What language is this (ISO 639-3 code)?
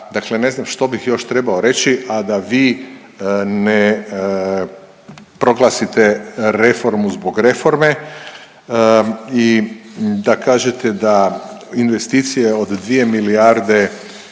hrv